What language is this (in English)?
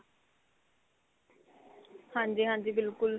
Punjabi